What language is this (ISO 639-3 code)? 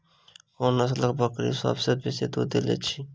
mai